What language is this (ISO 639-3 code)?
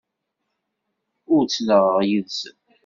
kab